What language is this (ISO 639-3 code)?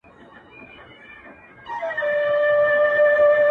pus